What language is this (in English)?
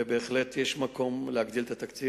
Hebrew